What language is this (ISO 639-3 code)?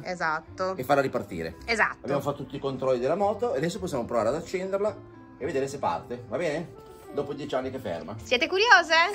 ita